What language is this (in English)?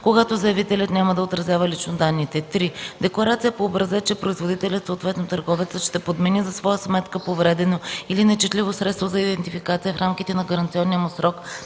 Bulgarian